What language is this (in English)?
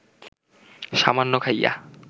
Bangla